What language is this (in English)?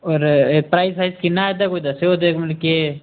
Dogri